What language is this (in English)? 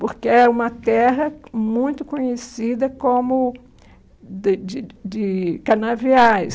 Portuguese